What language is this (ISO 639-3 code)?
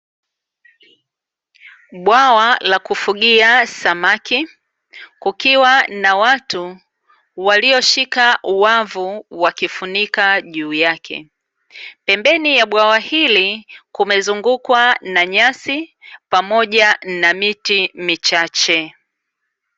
swa